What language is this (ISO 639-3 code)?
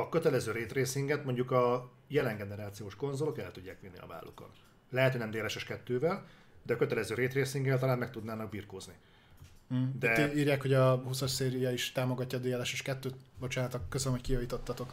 hun